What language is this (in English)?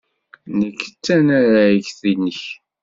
Kabyle